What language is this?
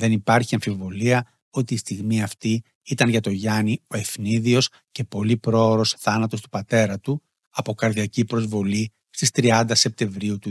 Greek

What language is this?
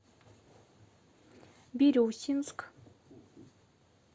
Russian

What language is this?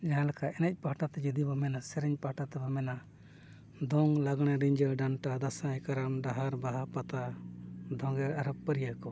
Santali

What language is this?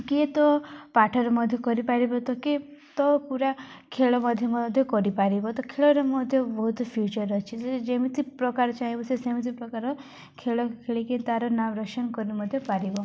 Odia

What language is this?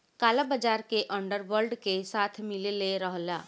Bhojpuri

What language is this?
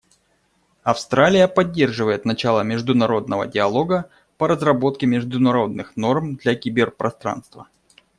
Russian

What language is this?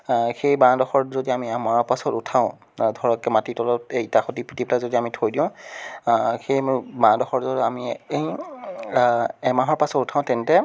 Assamese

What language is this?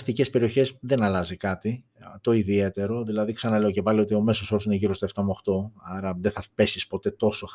Greek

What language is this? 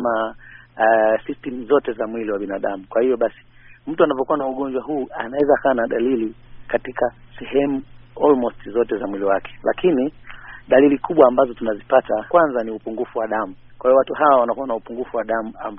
Swahili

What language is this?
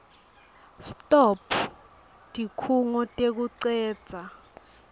Swati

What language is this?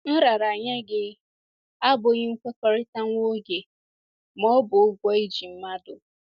Igbo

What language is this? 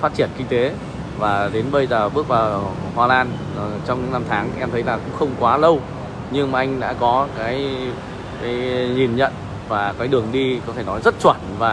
Vietnamese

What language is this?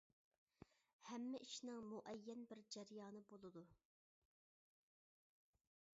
Uyghur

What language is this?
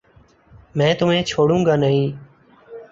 Urdu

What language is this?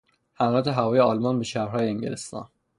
Persian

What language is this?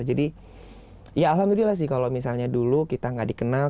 Indonesian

